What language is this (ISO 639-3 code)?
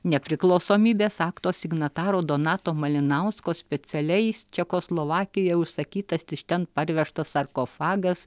lit